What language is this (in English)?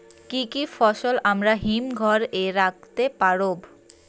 Bangla